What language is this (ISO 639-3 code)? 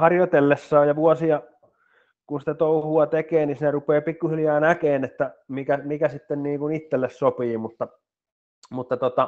fin